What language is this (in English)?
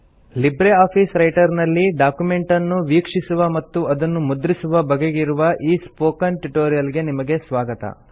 Kannada